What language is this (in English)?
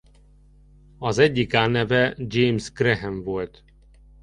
Hungarian